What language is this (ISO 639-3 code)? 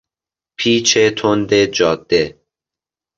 fas